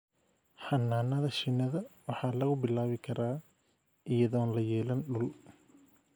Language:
Somali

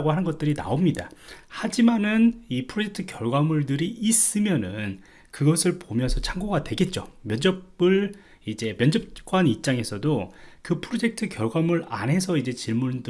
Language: Korean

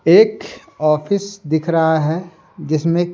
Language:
Hindi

